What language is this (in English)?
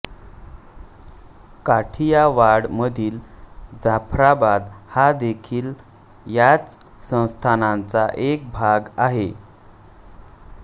Marathi